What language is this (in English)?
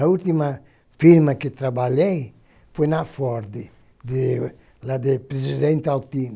Portuguese